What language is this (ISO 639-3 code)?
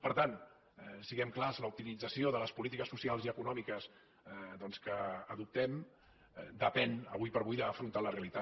cat